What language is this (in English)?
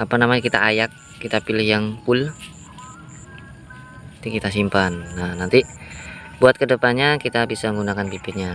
Indonesian